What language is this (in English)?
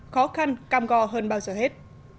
Vietnamese